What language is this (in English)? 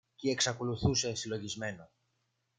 Greek